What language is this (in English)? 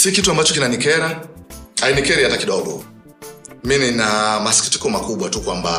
Swahili